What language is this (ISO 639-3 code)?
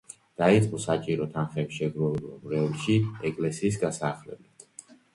kat